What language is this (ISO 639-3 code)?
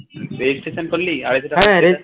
ben